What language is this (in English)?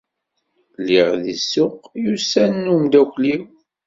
Kabyle